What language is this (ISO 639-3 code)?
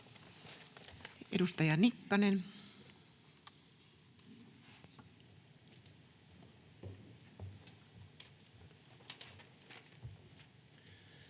fin